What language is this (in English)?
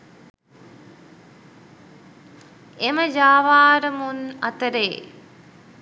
Sinhala